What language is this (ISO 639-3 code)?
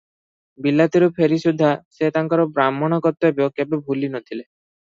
ori